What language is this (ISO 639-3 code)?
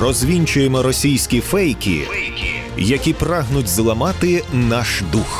ukr